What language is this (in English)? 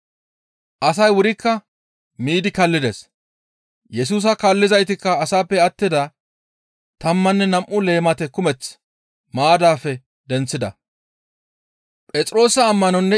Gamo